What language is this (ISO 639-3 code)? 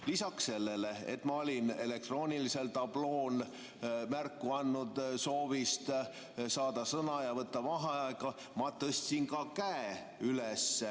est